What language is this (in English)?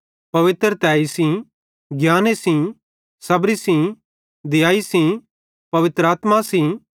Bhadrawahi